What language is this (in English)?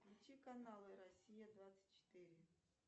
Russian